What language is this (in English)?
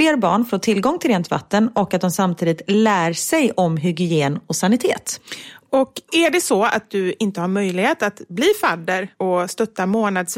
Swedish